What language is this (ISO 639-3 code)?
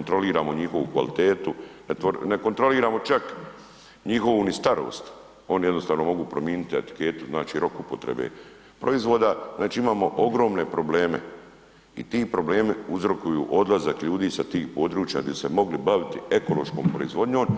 hrv